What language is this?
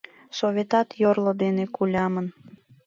Mari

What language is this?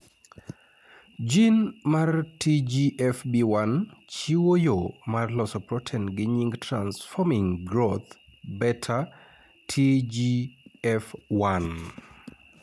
Luo (Kenya and Tanzania)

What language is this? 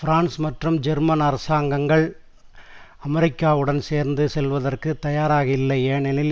Tamil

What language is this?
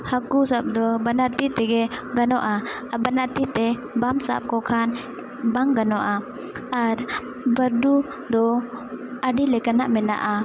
Santali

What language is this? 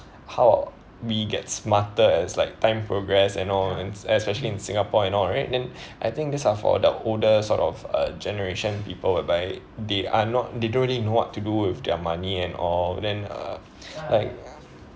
English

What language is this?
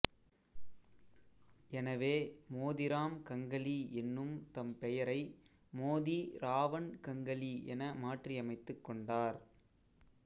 Tamil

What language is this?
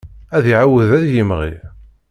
Kabyle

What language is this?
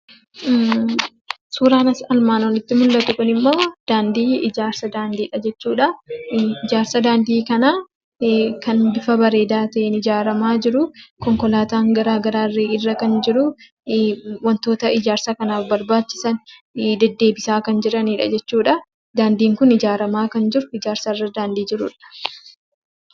Oromo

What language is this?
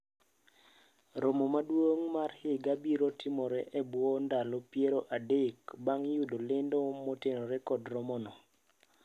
Luo (Kenya and Tanzania)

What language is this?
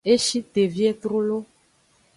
Aja (Benin)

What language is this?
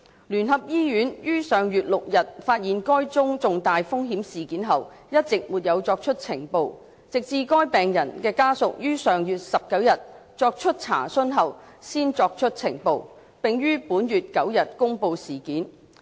Cantonese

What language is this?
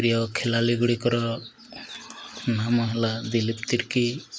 Odia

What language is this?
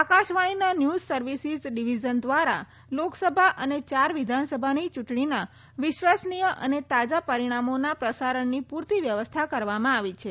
Gujarati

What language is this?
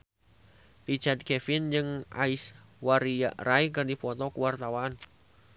Sundanese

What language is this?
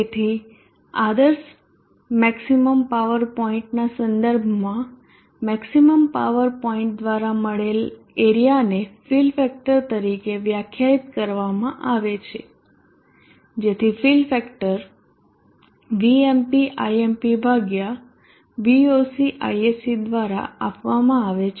Gujarati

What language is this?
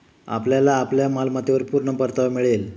Marathi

